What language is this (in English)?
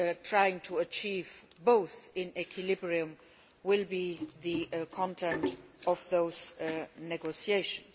English